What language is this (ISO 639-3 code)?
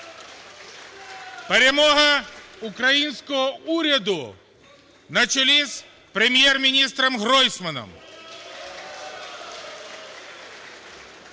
ukr